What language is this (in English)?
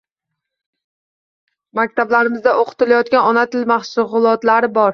Uzbek